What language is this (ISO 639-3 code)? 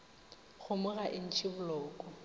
nso